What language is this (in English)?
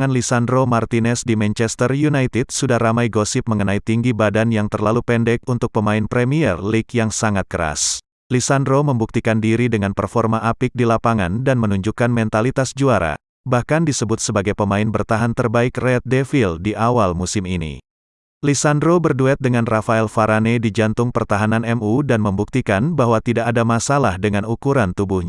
Indonesian